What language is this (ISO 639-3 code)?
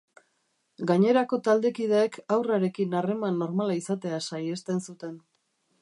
eus